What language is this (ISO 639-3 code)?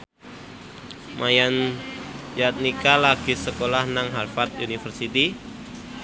jav